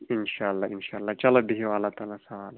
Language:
Kashmiri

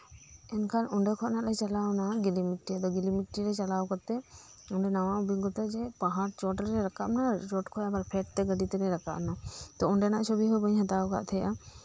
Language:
Santali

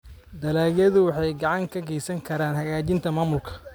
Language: Somali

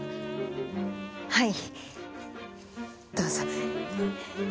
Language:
Japanese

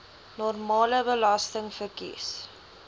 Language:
Afrikaans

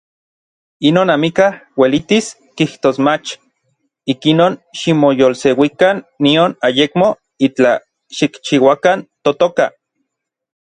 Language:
Orizaba Nahuatl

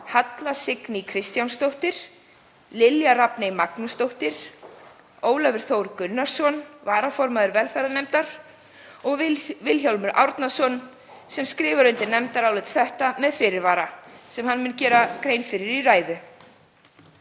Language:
Icelandic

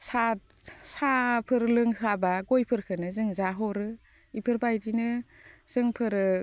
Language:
Bodo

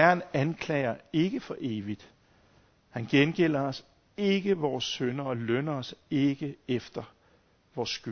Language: Danish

